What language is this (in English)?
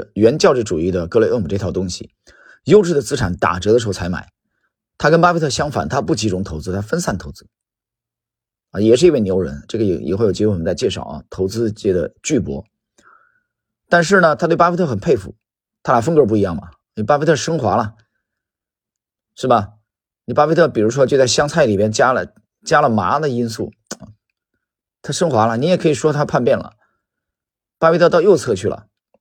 Chinese